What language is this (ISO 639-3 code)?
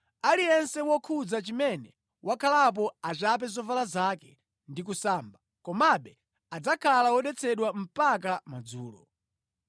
nya